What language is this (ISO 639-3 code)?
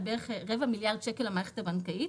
heb